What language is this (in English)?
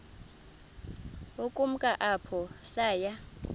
Xhosa